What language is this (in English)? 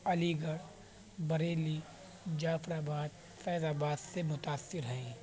Urdu